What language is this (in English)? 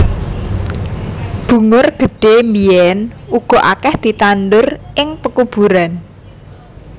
Javanese